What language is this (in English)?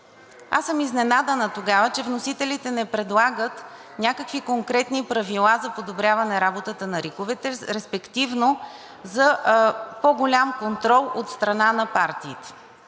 Bulgarian